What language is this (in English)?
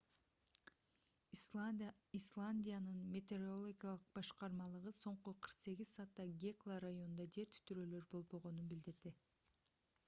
Kyrgyz